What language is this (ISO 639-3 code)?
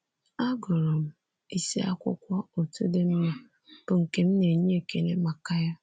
ibo